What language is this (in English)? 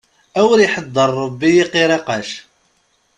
Kabyle